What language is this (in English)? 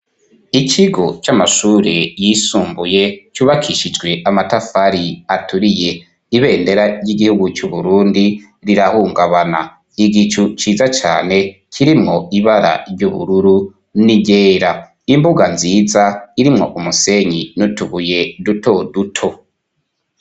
Rundi